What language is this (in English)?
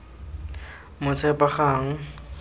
Tswana